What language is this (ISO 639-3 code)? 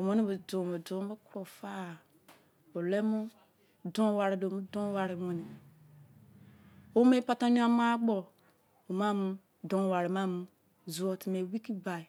ijc